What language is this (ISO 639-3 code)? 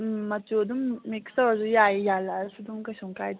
mni